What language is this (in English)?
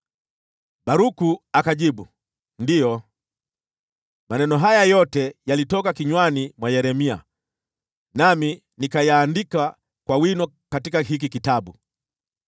Swahili